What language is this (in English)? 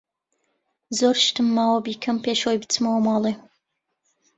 Central Kurdish